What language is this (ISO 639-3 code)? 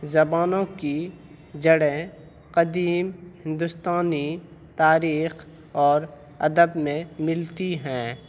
urd